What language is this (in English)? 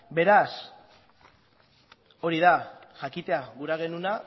Basque